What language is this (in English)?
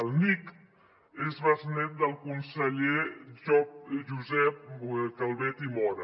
Catalan